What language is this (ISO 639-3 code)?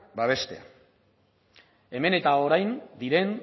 eus